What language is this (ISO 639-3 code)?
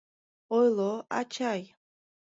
chm